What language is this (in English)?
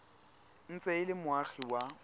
Tswana